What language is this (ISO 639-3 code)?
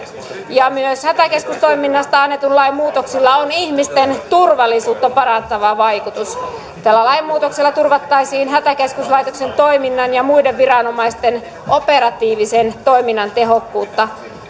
fin